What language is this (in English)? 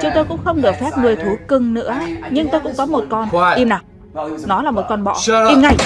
Vietnamese